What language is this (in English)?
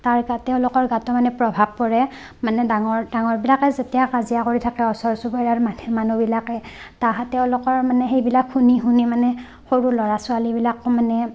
Assamese